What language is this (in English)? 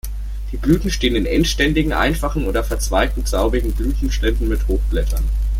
German